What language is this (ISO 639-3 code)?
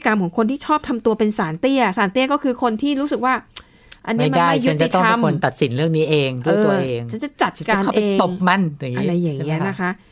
tha